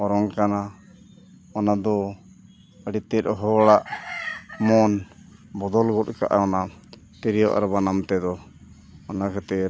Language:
Santali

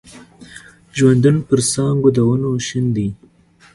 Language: Pashto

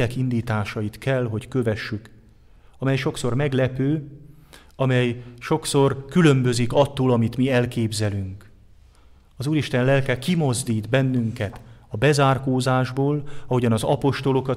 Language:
Hungarian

